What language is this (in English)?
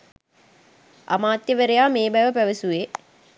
Sinhala